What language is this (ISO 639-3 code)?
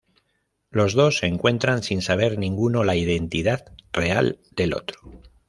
spa